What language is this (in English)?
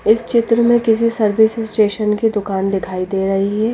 Hindi